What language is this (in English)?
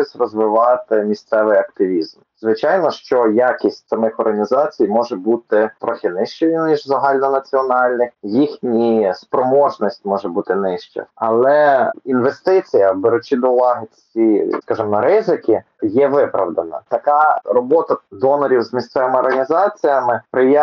Ukrainian